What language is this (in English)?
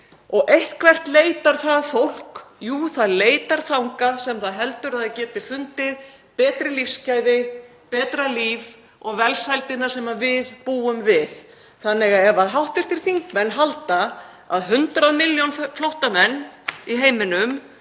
Icelandic